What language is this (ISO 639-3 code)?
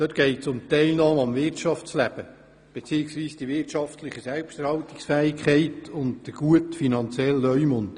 gsw